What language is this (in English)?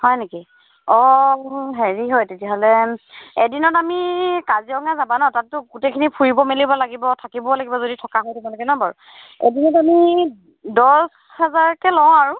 Assamese